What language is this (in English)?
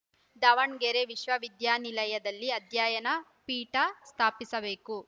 Kannada